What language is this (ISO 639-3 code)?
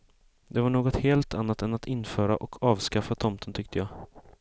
swe